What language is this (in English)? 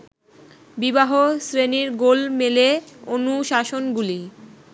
Bangla